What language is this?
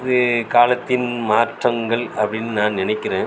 Tamil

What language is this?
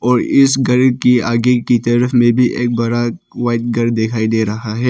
Hindi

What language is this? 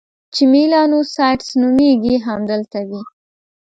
Pashto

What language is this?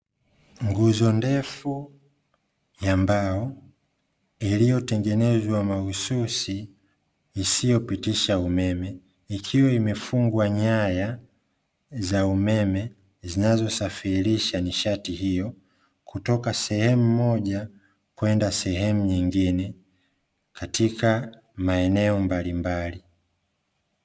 Swahili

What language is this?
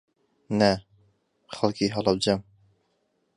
Central Kurdish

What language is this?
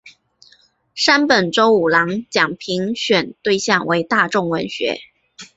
Chinese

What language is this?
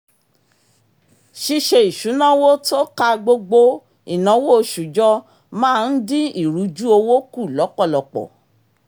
Yoruba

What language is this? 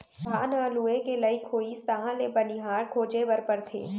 Chhattisgarhi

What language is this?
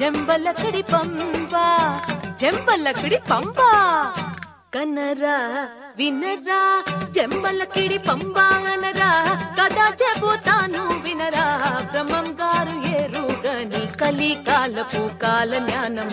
Hindi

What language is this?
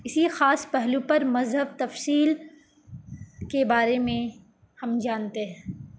Urdu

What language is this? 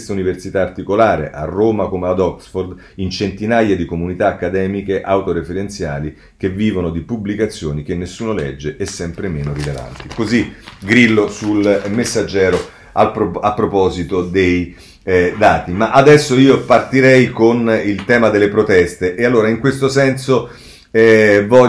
Italian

